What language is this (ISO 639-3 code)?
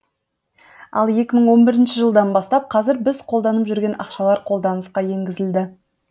kaz